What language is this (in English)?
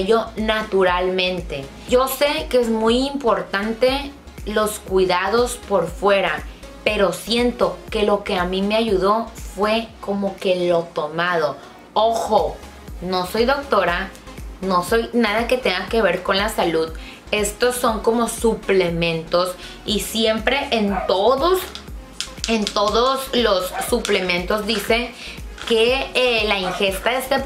Spanish